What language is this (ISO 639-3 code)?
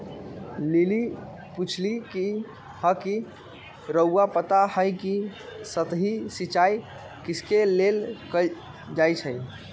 mag